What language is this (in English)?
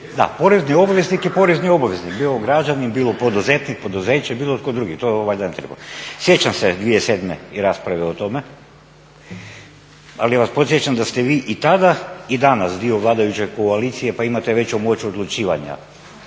Croatian